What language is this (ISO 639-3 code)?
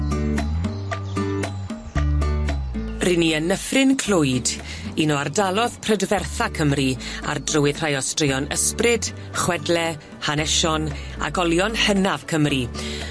cym